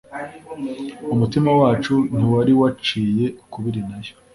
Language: Kinyarwanda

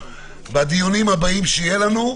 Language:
Hebrew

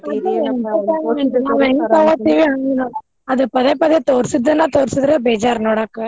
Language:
Kannada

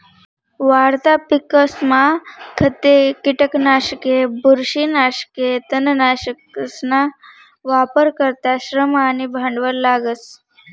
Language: Marathi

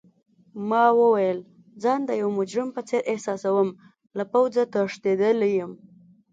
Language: Pashto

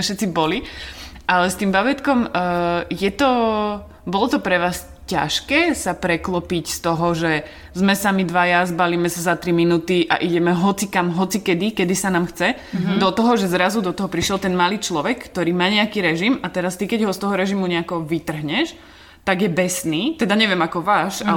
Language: Slovak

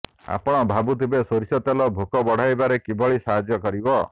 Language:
Odia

